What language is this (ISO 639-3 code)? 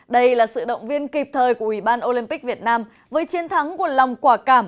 vie